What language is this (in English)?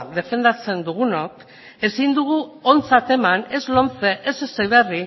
Basque